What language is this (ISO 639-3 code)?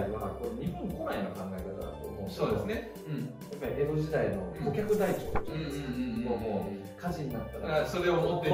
jpn